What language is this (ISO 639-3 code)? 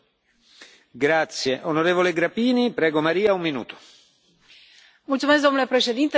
ron